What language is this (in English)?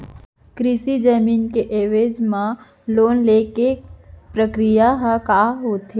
Chhattisgarhi